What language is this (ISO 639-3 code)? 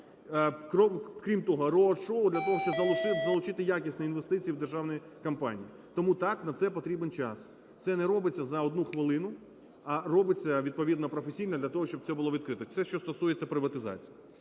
ukr